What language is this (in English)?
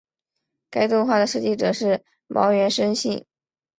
Chinese